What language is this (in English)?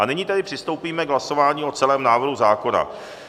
Czech